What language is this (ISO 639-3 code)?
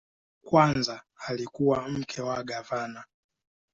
swa